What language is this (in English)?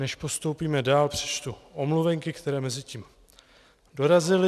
Czech